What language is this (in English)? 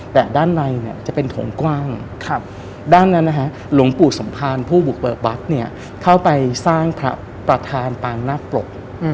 Thai